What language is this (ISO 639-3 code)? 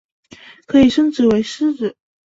zho